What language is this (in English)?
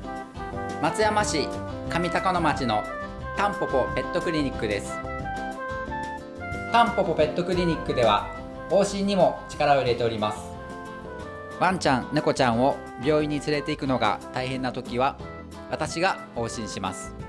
Japanese